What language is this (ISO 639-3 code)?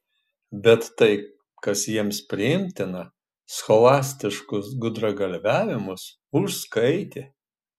lit